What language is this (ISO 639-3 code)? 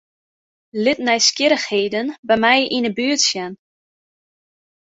fry